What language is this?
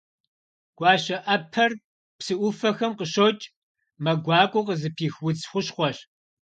Kabardian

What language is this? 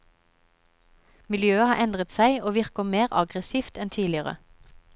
Norwegian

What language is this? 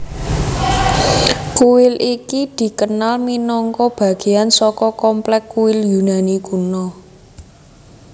Javanese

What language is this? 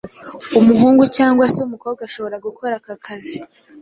Kinyarwanda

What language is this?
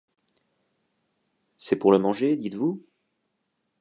French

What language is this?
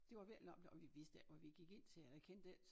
Danish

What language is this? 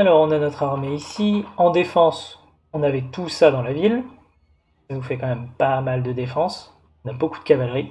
French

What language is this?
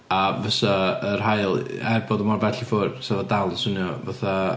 Welsh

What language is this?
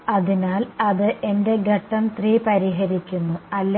Malayalam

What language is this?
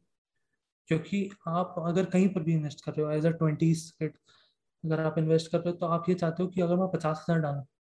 Hindi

